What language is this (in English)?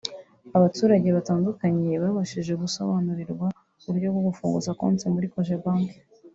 Kinyarwanda